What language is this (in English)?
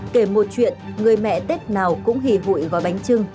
Vietnamese